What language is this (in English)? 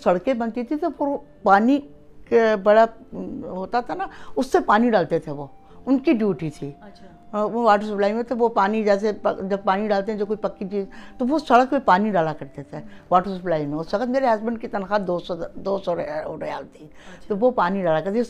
Urdu